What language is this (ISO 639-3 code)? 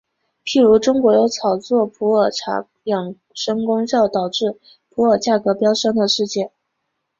zho